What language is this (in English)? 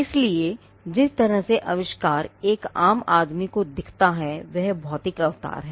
Hindi